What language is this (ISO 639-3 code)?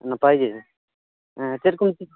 sat